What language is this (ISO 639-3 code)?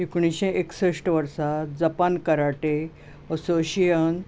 kok